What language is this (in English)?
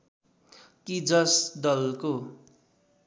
Nepali